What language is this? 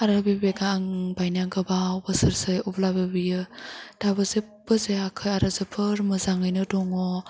Bodo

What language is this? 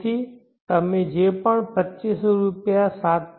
Gujarati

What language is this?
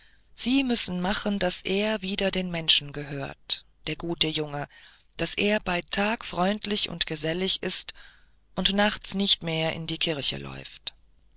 German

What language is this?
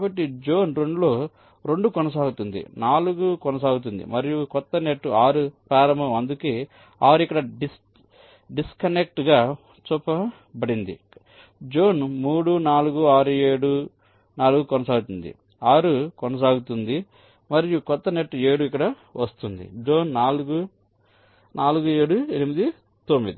Telugu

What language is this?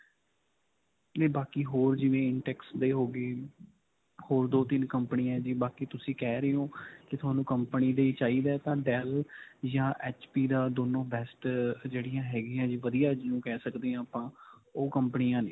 Punjabi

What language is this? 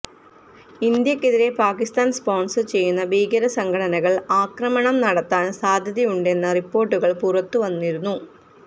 Malayalam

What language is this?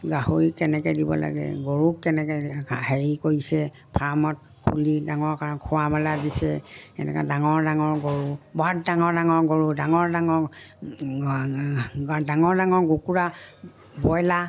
Assamese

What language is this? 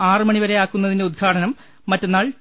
Malayalam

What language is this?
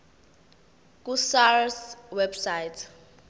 Zulu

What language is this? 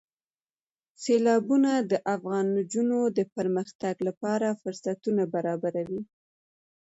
Pashto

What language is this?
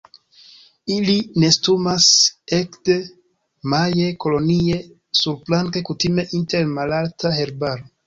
Esperanto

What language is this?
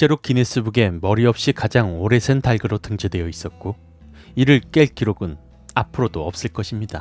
Korean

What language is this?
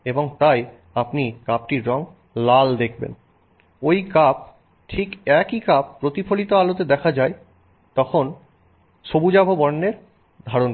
Bangla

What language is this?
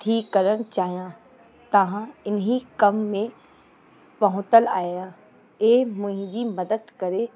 Sindhi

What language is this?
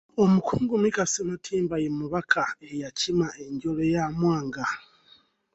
Ganda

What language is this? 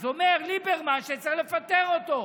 Hebrew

